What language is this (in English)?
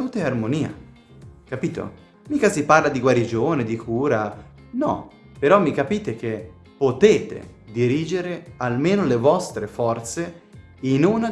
Italian